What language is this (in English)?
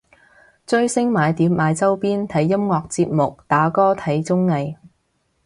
Cantonese